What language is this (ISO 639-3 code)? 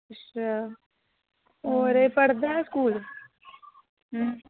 doi